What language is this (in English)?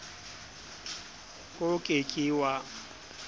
Southern Sotho